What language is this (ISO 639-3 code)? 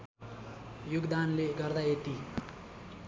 nep